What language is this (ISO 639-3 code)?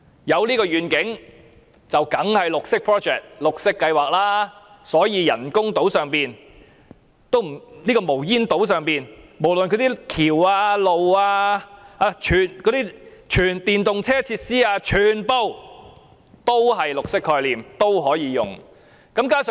yue